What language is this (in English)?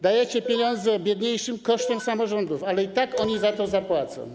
Polish